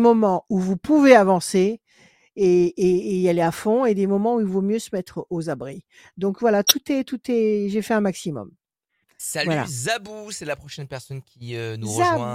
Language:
French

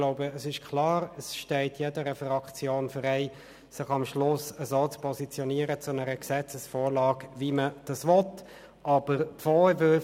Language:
Swiss German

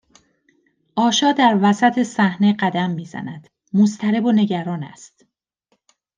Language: Persian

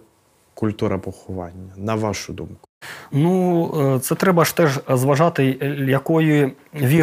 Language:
Ukrainian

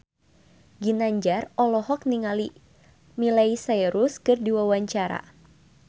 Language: Sundanese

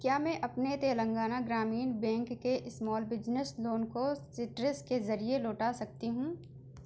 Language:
Urdu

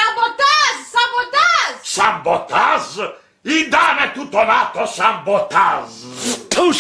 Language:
Greek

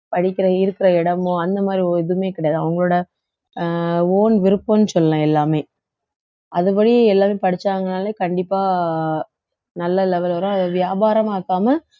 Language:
Tamil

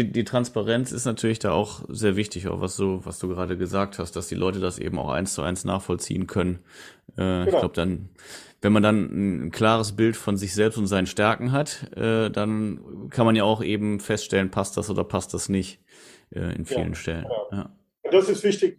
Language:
German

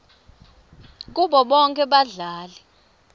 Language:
Swati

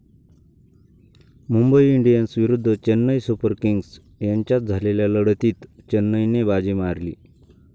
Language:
Marathi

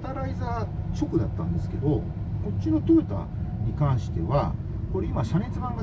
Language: Japanese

